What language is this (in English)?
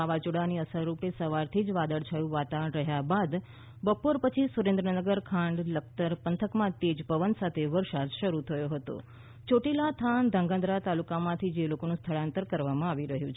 Gujarati